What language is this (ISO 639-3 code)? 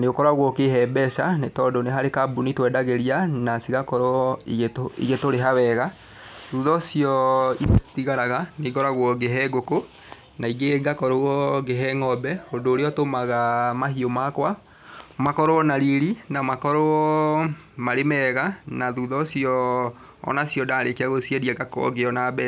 kik